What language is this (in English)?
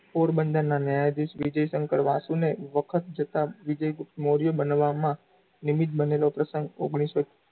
Gujarati